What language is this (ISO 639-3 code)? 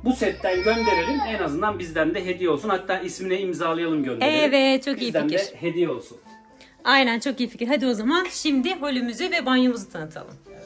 tur